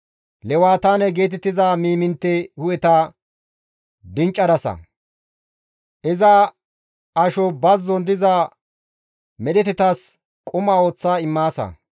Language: Gamo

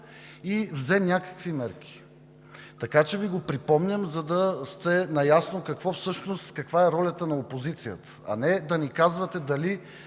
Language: Bulgarian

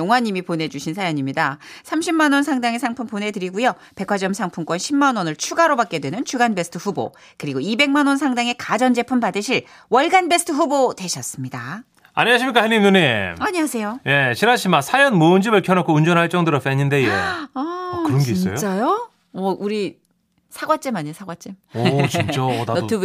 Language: Korean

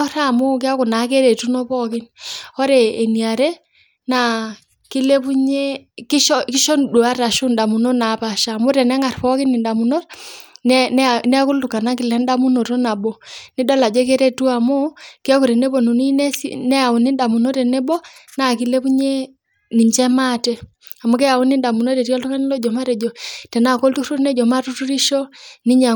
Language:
Masai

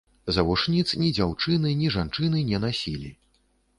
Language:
Belarusian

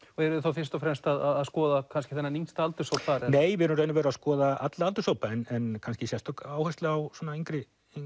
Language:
Icelandic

